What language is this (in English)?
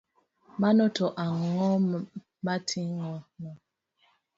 Luo (Kenya and Tanzania)